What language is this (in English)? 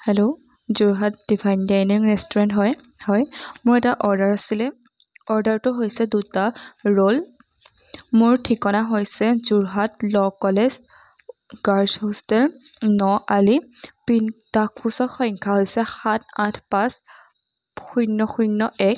Assamese